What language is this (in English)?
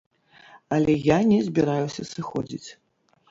Belarusian